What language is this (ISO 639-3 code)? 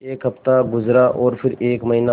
hin